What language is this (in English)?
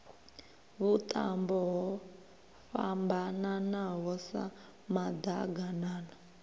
Venda